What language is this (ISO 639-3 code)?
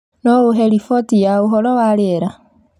kik